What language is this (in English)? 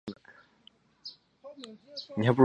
Chinese